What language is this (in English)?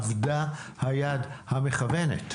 Hebrew